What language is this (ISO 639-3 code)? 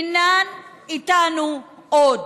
heb